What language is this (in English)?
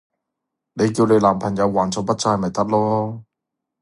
Cantonese